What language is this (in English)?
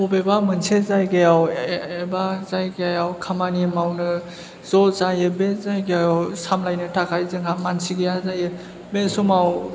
Bodo